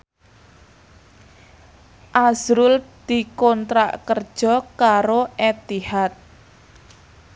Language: Javanese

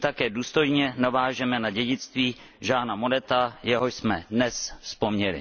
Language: Czech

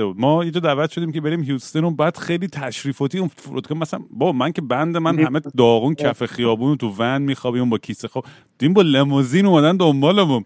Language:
Persian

